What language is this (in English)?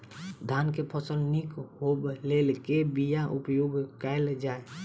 Maithili